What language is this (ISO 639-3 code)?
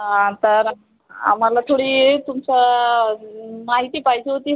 mar